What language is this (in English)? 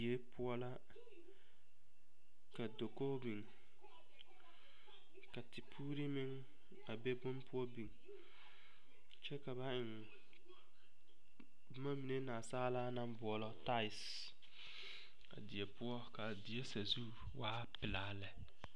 Southern Dagaare